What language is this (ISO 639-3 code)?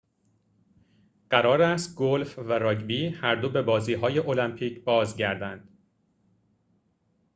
fas